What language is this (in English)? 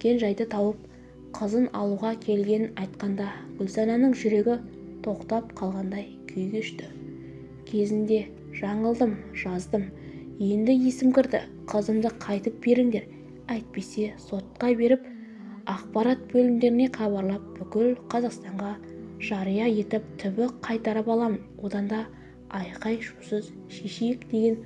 Turkish